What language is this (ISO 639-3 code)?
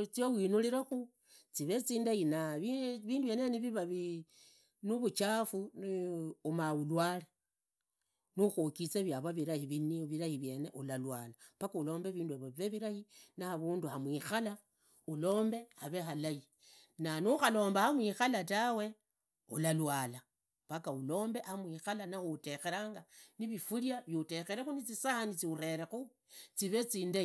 ida